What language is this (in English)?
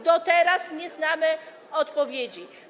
Polish